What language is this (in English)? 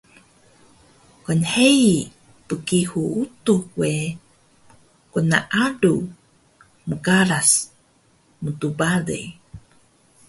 Taroko